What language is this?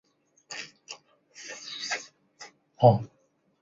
Chinese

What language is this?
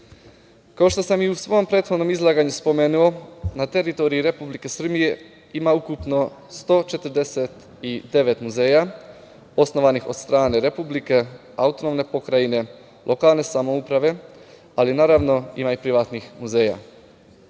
Serbian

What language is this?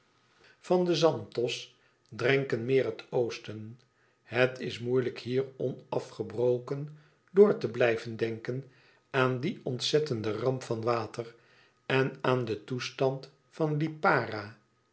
Dutch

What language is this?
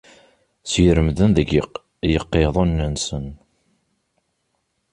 Kabyle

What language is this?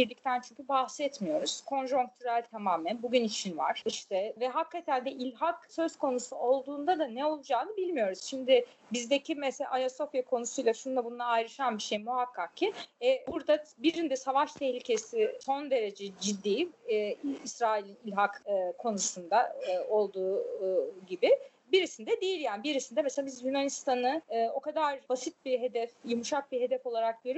Turkish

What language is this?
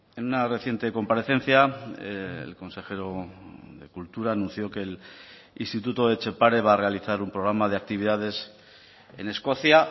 Spanish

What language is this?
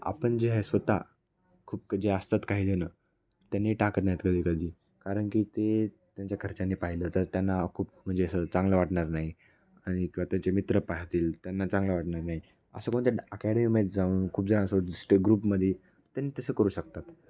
Marathi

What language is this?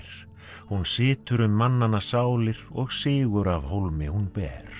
Icelandic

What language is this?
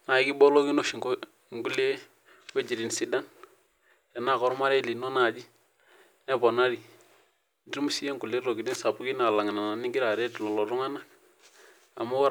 Masai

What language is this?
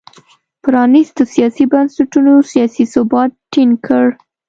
Pashto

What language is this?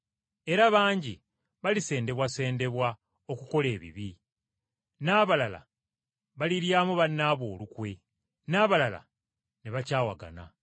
Ganda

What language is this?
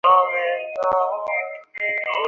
Bangla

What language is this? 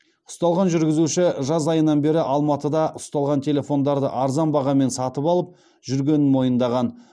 Kazakh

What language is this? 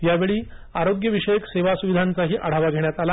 Marathi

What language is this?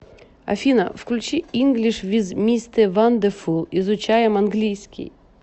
Russian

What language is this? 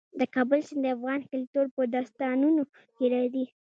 Pashto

